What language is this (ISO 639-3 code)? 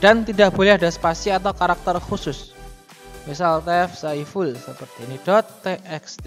ind